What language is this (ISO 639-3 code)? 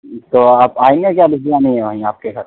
urd